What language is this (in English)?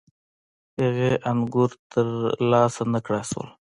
Pashto